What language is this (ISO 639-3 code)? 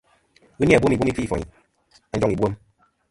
bkm